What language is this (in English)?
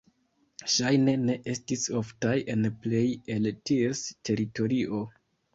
Esperanto